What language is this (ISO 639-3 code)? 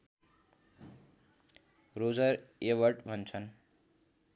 nep